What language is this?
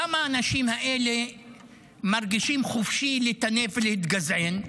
Hebrew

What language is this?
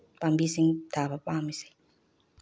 Manipuri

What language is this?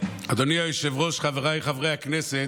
Hebrew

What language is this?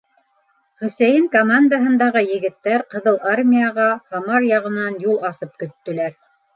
Bashkir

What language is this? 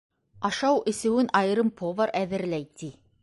Bashkir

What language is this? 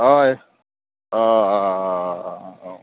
Konkani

